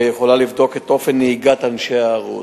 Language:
Hebrew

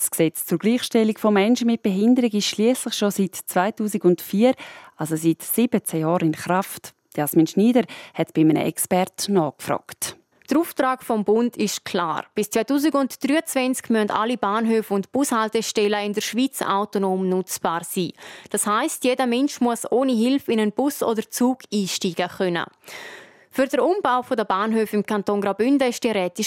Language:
German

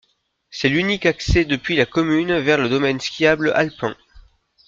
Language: French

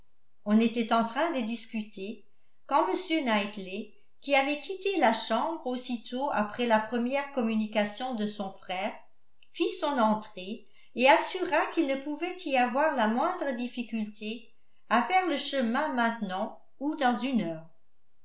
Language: French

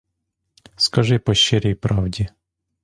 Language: Ukrainian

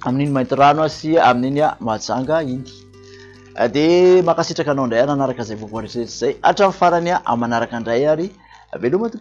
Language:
Malagasy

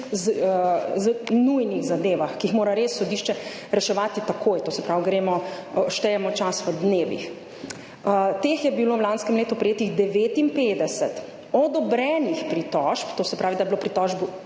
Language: Slovenian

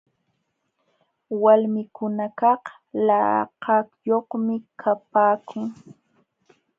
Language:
Jauja Wanca Quechua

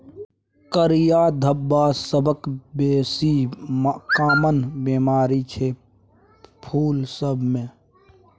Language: Maithili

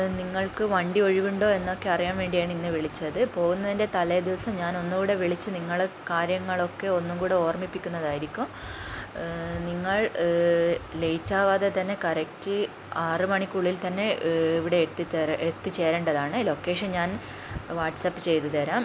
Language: Malayalam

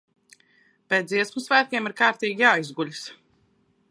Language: Latvian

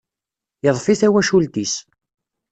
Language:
Kabyle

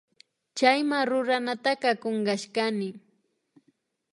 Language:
Imbabura Highland Quichua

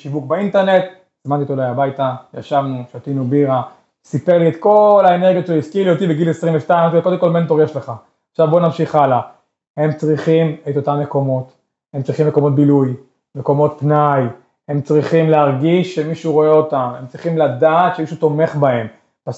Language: Hebrew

